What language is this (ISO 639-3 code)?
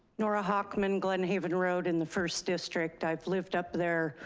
eng